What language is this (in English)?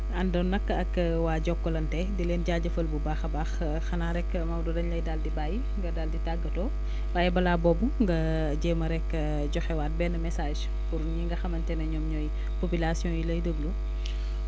Wolof